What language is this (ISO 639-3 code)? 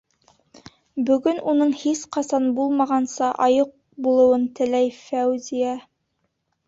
bak